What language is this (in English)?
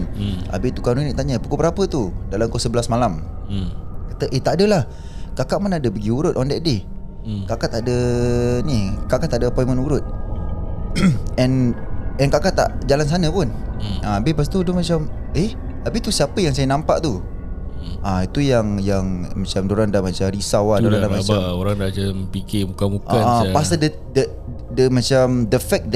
Malay